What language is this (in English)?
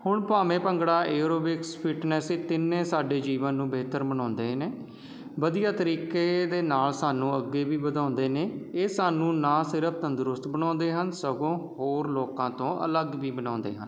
Punjabi